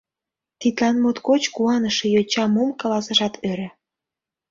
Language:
Mari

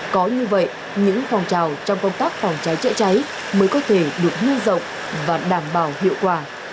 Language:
Vietnamese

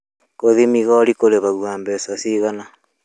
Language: Kikuyu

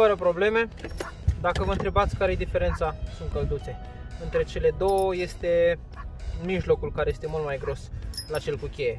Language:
Romanian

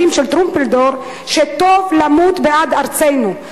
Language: Hebrew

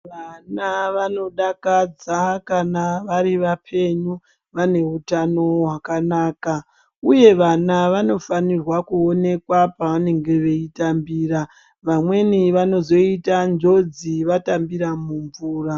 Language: Ndau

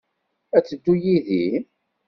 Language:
Kabyle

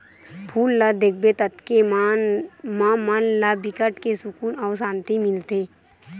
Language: Chhattisgarhi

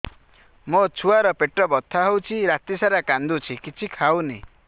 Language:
Odia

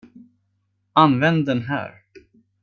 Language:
Swedish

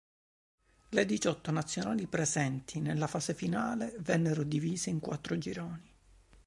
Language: Italian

